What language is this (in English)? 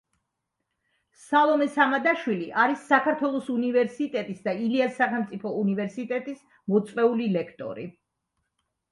Georgian